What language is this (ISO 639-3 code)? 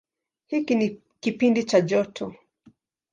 swa